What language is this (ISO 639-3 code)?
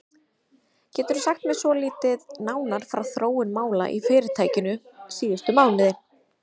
isl